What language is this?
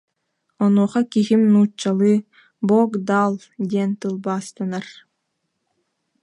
Yakut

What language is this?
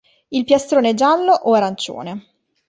Italian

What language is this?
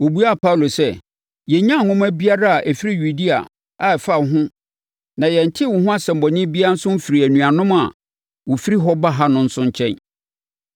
Akan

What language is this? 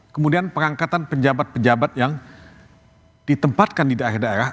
Indonesian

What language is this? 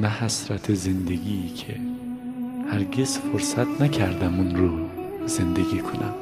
Persian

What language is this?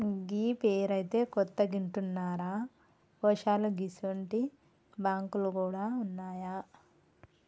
Telugu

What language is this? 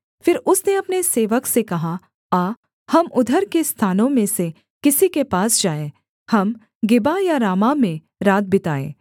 Hindi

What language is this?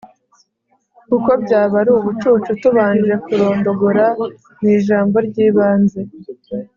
Kinyarwanda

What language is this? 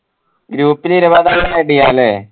Malayalam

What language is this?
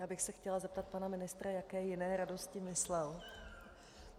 Czech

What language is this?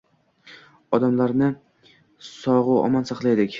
Uzbek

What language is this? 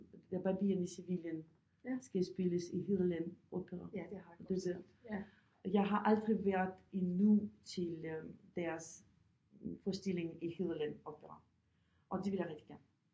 Danish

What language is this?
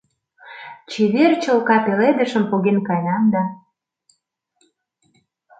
Mari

